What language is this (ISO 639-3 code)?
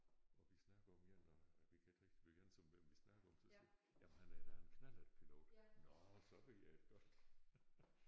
dan